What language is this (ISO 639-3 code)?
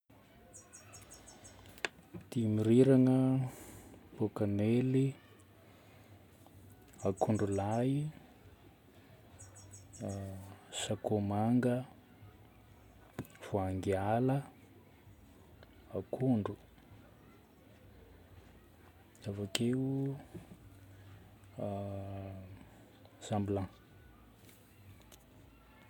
bmm